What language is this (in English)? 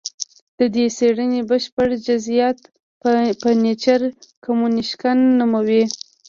Pashto